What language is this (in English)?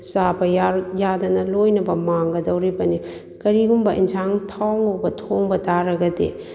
Manipuri